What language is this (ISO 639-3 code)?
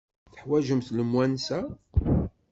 kab